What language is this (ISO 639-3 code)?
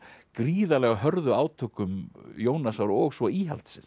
isl